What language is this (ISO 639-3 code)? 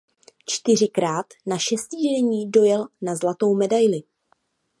ces